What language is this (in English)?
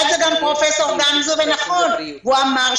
Hebrew